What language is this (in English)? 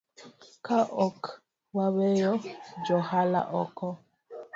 Luo (Kenya and Tanzania)